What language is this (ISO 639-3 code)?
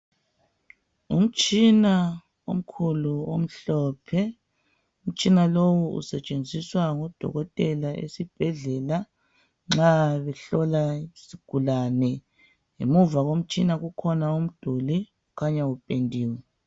nde